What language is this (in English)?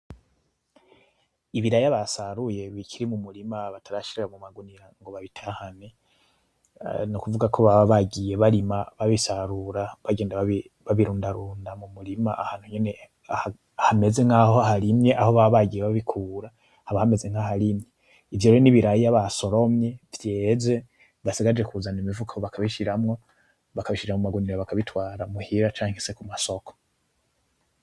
Rundi